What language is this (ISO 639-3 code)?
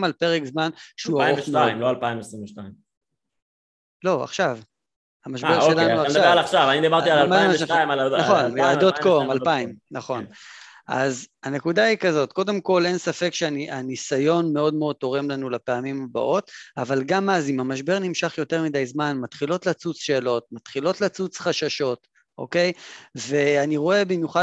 heb